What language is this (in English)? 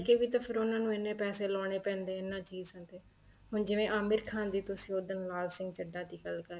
Punjabi